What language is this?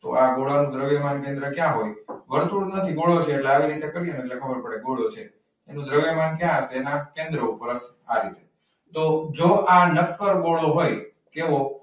Gujarati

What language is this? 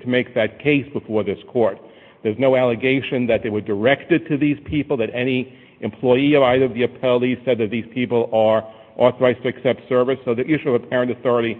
English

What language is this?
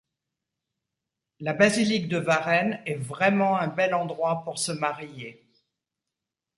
French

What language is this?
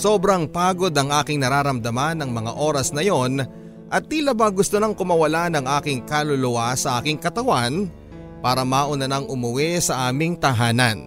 Filipino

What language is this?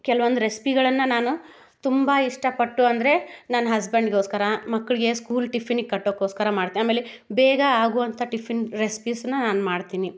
Kannada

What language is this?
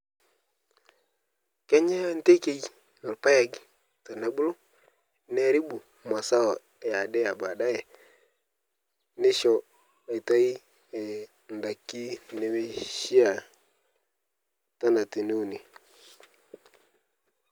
Masai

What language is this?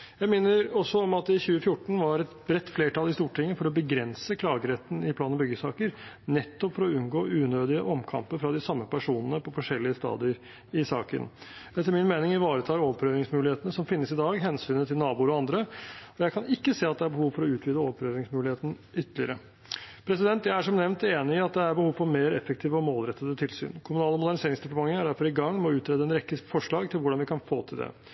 Norwegian Bokmål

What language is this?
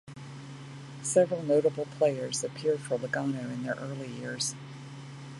English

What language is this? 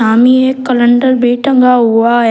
Hindi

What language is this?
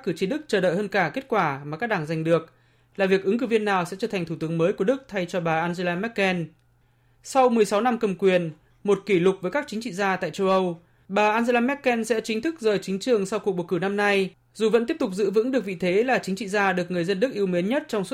Vietnamese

